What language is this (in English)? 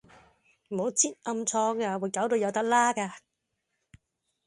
Cantonese